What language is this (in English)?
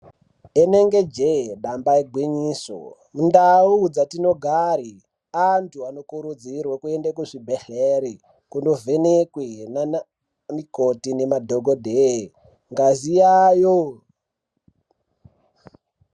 Ndau